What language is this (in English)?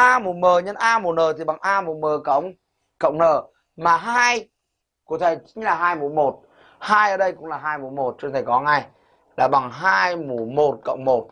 Vietnamese